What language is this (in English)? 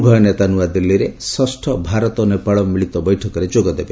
Odia